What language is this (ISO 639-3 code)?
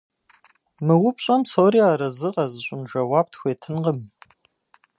kbd